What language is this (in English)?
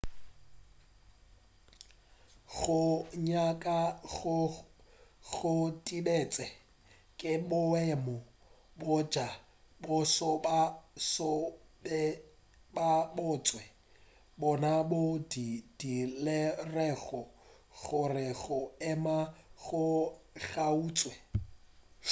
Northern Sotho